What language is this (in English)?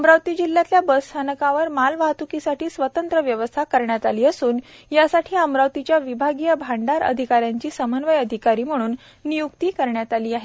Marathi